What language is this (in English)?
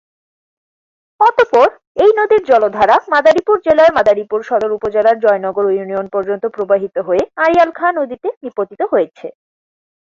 Bangla